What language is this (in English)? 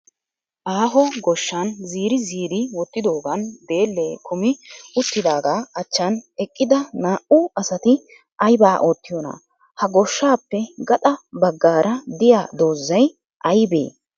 Wolaytta